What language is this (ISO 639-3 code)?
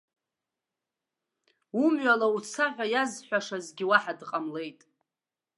abk